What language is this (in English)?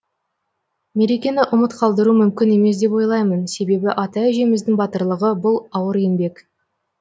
Kazakh